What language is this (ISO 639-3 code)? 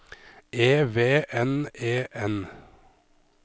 nor